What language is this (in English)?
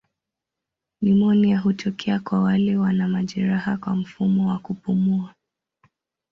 Swahili